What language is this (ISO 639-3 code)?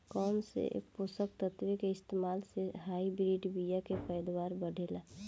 bho